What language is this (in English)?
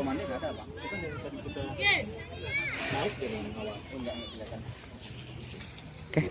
Indonesian